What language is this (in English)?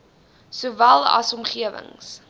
Afrikaans